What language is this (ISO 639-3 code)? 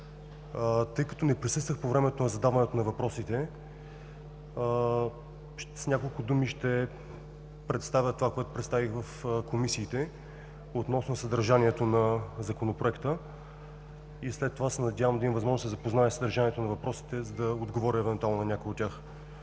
bul